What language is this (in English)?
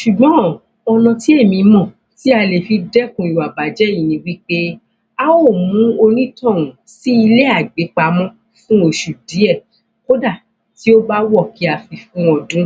Yoruba